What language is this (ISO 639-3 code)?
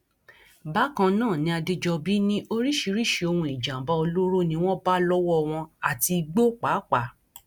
yor